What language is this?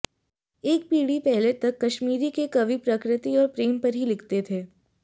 Hindi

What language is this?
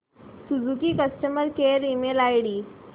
Marathi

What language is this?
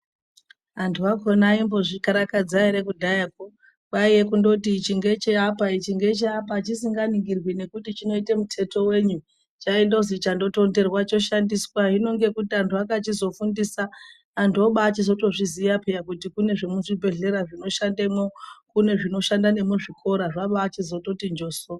Ndau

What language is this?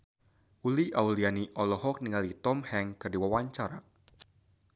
Sundanese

